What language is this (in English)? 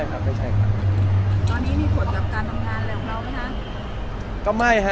Thai